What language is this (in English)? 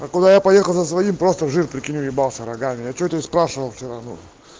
Russian